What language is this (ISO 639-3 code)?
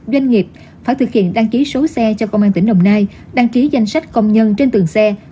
vie